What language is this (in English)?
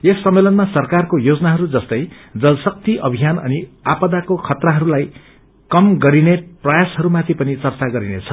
Nepali